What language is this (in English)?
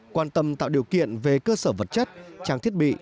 Vietnamese